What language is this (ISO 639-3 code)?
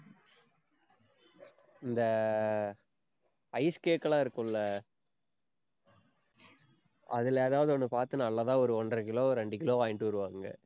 tam